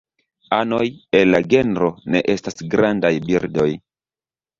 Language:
Esperanto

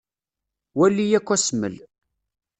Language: Kabyle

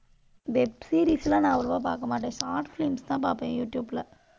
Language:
Tamil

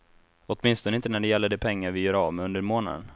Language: Swedish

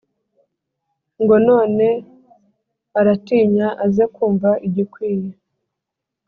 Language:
Kinyarwanda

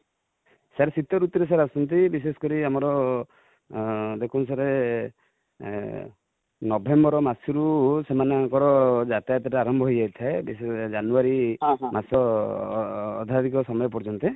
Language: Odia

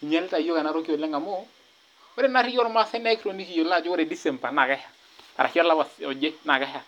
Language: Masai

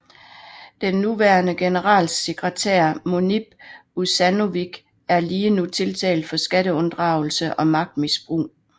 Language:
Danish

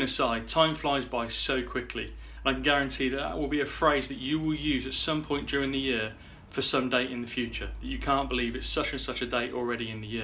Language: English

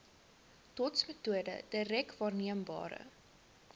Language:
Afrikaans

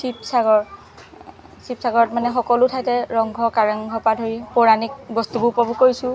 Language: Assamese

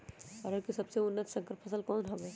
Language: Magahi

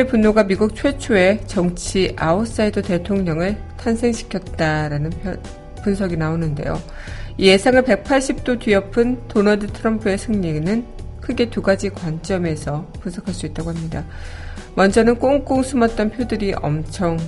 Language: Korean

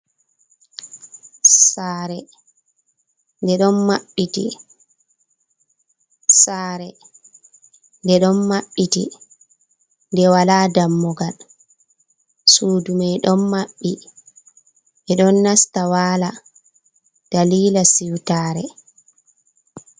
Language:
Fula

